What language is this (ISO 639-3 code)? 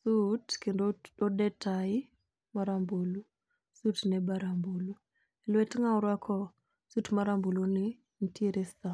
luo